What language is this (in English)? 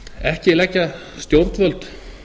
Icelandic